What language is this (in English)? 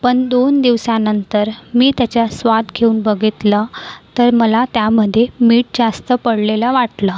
Marathi